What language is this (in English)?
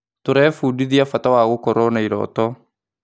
Kikuyu